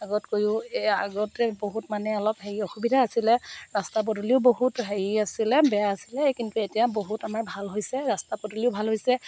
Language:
Assamese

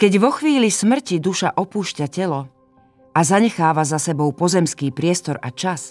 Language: Slovak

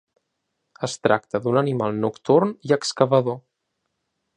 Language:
Catalan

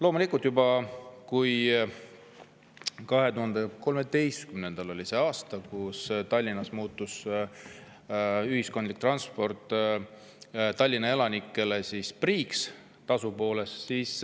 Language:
Estonian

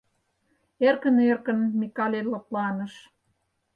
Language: Mari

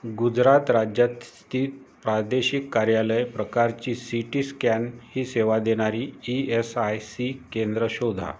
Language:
Marathi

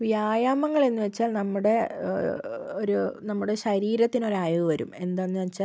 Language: Malayalam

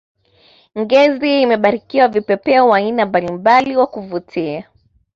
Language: Swahili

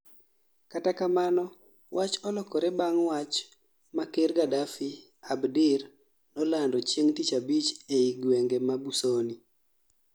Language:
Luo (Kenya and Tanzania)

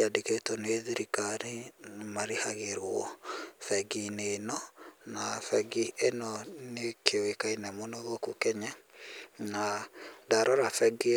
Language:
Kikuyu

